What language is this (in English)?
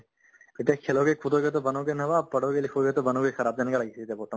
Assamese